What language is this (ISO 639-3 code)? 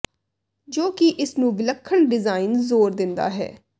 pan